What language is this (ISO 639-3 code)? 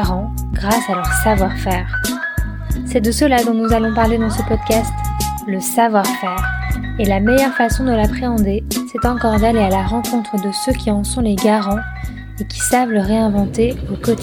fra